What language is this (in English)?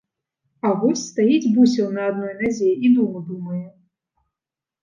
Belarusian